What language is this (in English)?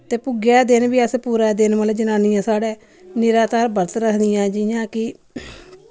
Dogri